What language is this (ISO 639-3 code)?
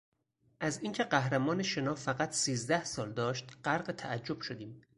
fas